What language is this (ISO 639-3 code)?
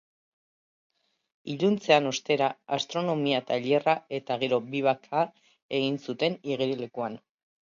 eus